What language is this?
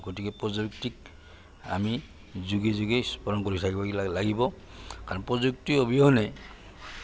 Assamese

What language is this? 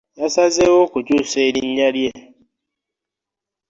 Ganda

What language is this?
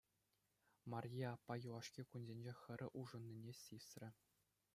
Chuvash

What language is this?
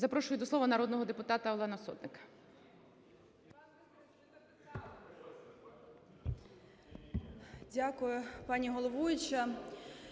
Ukrainian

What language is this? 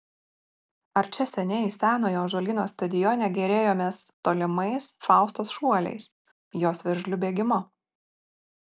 Lithuanian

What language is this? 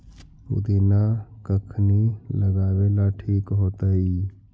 Magahi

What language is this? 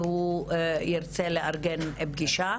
Hebrew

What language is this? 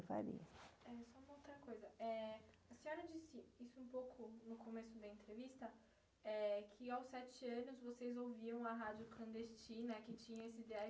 Portuguese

